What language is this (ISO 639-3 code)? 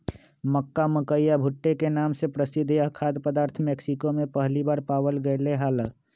mag